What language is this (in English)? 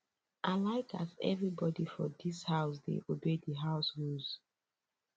Nigerian Pidgin